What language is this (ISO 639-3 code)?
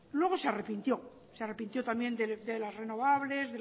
spa